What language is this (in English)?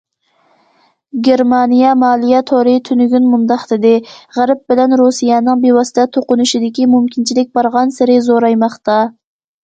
Uyghur